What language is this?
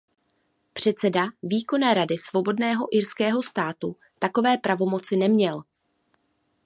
Czech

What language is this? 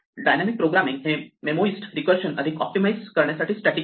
Marathi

